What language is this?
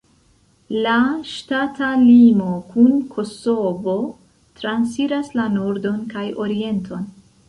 Esperanto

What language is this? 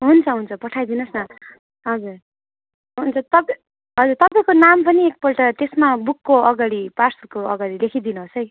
Nepali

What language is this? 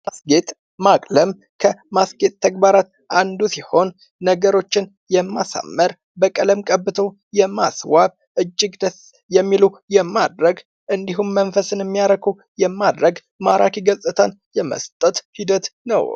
Amharic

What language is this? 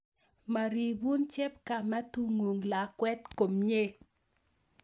Kalenjin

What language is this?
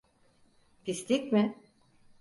Turkish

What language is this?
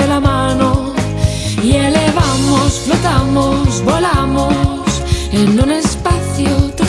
Italian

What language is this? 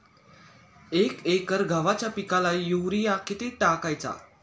Marathi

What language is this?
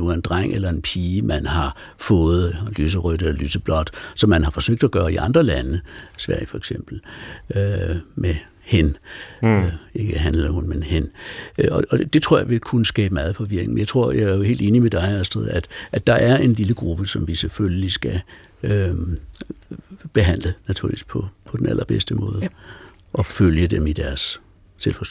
Danish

